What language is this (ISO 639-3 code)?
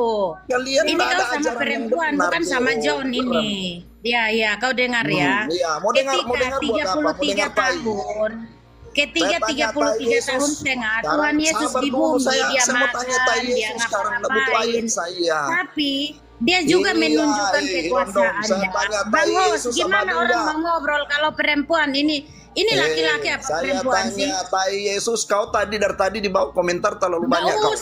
ind